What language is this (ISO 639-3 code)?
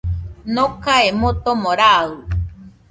hux